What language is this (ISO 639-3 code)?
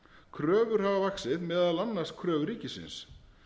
isl